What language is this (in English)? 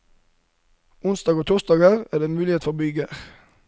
Norwegian